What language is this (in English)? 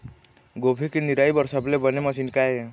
Chhattisgarhi